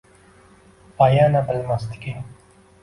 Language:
Uzbek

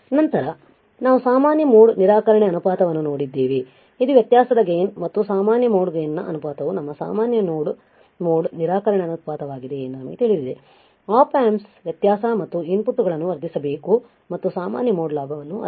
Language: Kannada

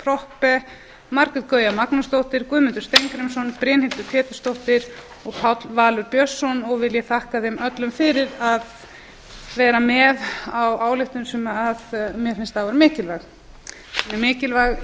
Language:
Icelandic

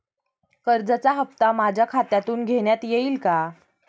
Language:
Marathi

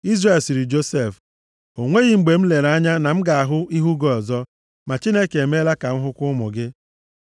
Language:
Igbo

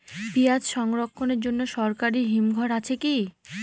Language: Bangla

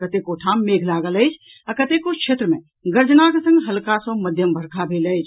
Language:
Maithili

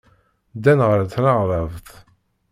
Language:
Kabyle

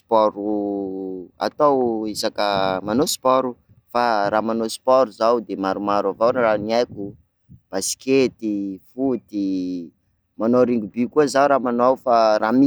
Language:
Sakalava Malagasy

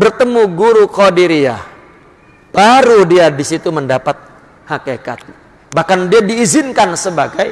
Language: Indonesian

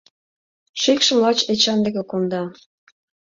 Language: Mari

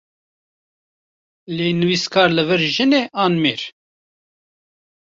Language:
Kurdish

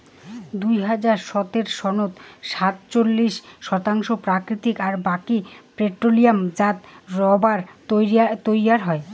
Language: Bangla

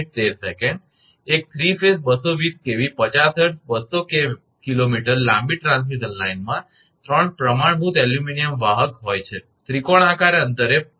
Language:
Gujarati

